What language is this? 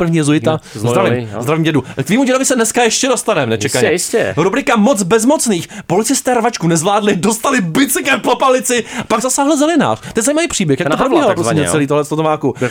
Czech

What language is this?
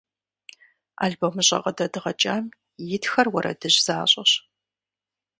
Kabardian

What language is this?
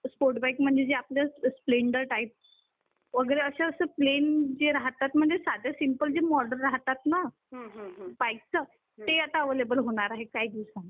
Marathi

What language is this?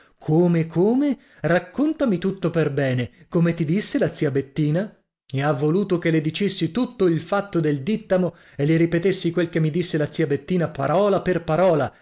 Italian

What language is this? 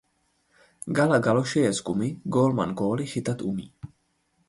Czech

